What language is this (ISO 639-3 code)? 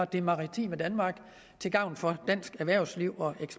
dan